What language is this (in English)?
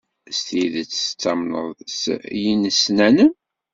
Kabyle